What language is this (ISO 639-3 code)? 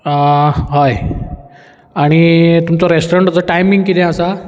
kok